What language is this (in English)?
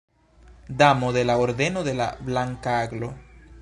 Esperanto